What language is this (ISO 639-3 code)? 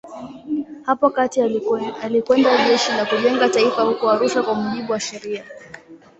swa